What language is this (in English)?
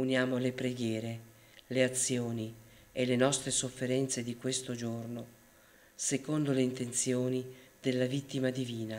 Italian